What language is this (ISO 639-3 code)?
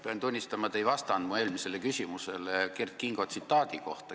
est